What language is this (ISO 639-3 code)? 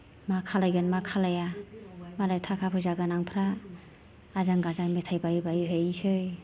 brx